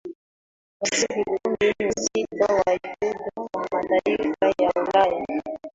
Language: Swahili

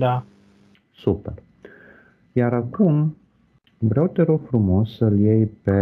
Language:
Romanian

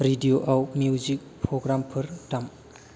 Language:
Bodo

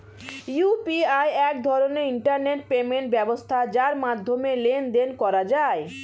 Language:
Bangla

